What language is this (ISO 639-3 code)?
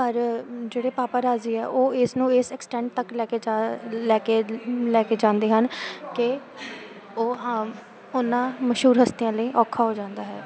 pan